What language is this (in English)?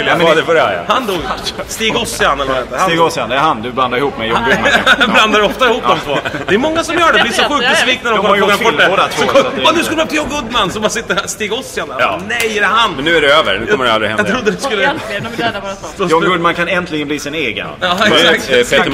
Swedish